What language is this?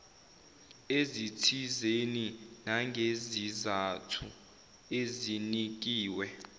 Zulu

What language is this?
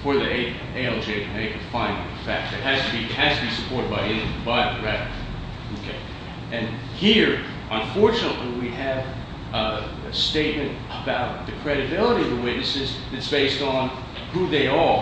English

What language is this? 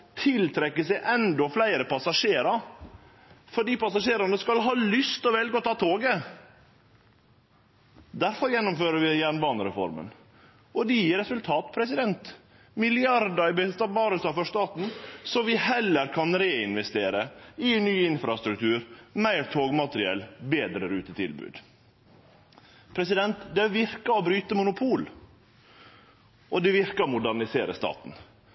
Norwegian Nynorsk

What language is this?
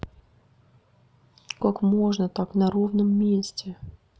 Russian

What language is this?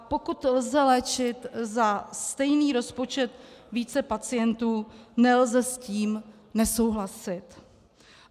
Czech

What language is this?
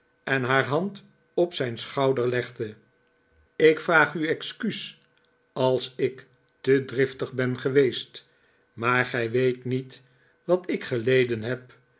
Dutch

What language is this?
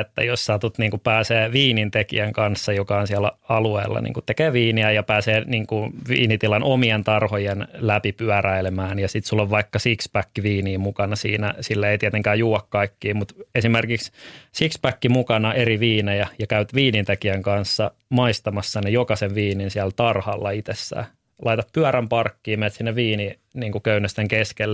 Finnish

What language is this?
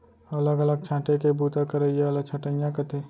Chhattisgarhi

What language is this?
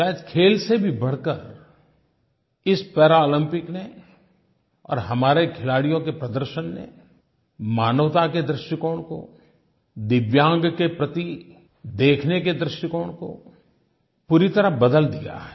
Hindi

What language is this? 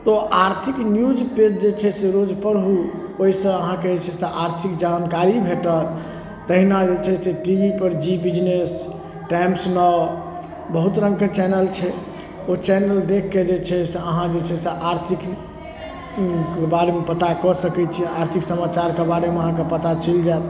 Maithili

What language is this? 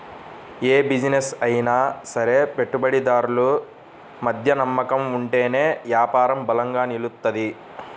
Telugu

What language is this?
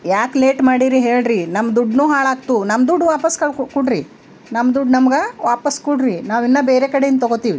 Kannada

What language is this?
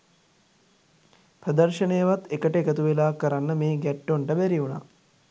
Sinhala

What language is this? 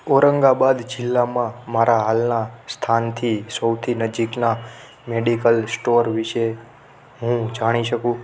Gujarati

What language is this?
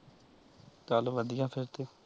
Punjabi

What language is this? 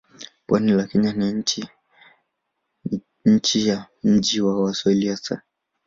Swahili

